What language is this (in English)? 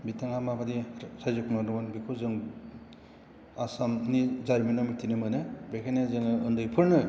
Bodo